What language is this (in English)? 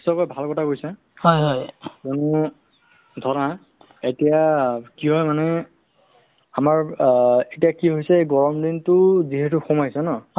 Assamese